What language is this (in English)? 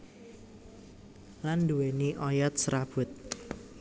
Javanese